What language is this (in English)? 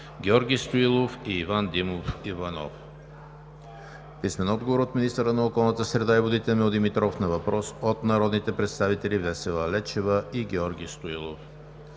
Bulgarian